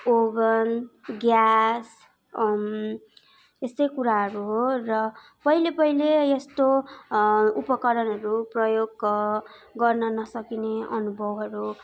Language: Nepali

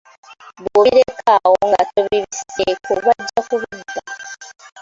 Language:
Ganda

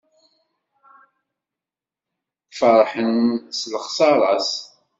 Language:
Kabyle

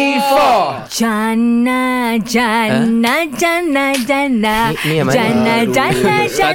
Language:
Malay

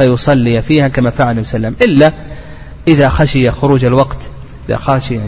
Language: Arabic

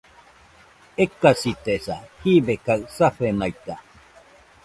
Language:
Nüpode Huitoto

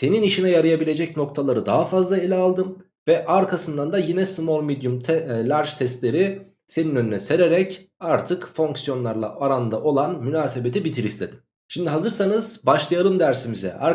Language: Turkish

